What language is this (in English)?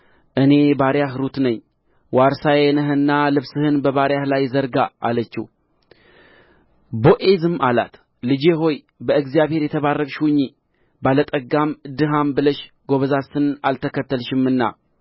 Amharic